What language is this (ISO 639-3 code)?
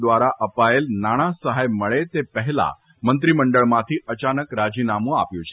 guj